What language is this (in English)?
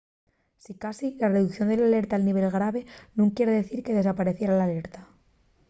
Asturian